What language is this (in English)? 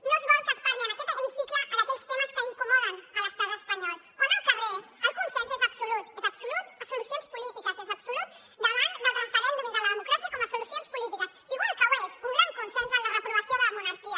Catalan